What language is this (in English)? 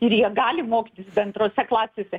Lithuanian